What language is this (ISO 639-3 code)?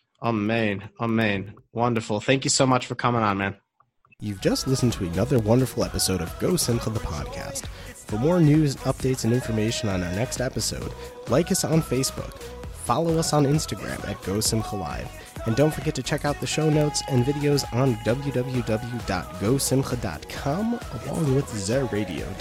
eng